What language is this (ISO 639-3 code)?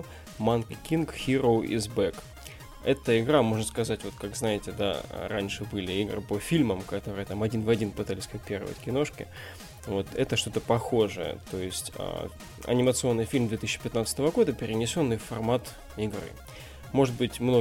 rus